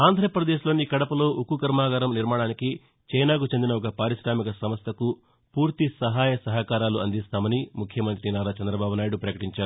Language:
Telugu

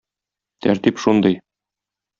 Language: Tatar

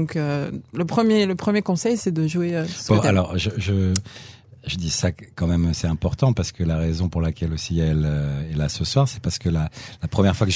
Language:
French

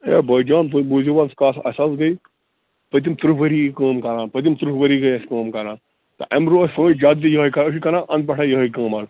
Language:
Kashmiri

